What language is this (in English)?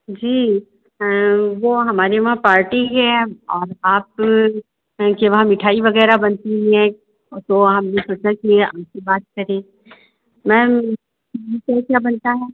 Hindi